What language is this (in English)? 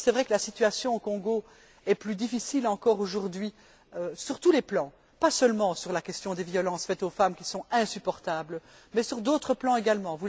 French